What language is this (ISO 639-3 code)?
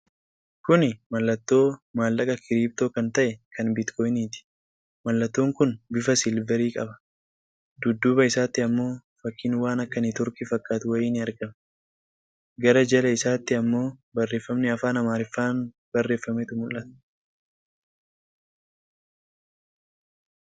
orm